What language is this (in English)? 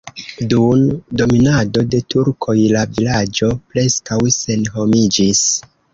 Esperanto